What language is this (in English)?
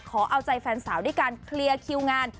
Thai